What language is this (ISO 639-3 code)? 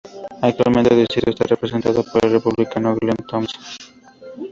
spa